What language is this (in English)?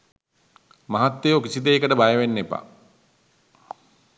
Sinhala